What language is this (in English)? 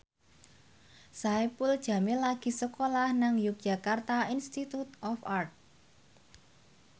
Javanese